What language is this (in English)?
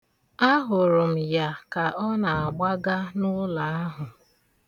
Igbo